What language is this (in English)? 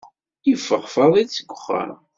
Kabyle